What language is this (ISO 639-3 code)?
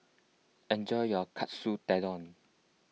eng